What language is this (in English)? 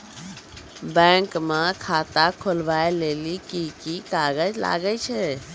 Maithili